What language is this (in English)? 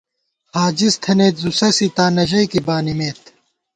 Gawar-Bati